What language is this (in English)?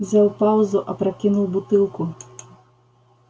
Russian